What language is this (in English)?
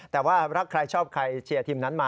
Thai